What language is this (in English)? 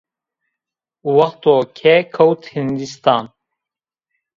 Zaza